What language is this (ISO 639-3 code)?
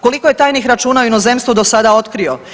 hrv